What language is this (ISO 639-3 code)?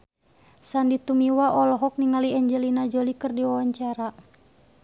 sun